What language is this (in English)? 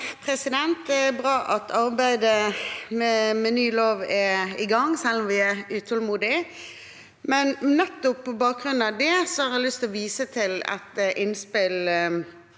Norwegian